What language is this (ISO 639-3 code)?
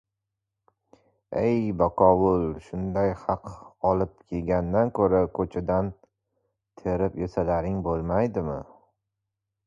uzb